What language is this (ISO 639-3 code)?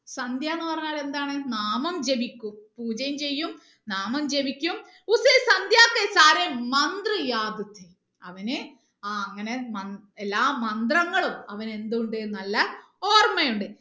mal